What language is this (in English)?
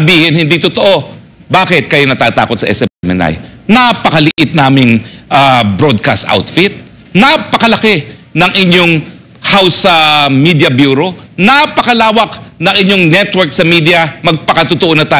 Filipino